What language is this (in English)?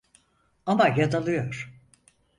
Turkish